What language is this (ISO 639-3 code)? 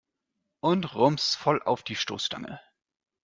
deu